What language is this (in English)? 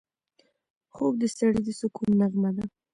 Pashto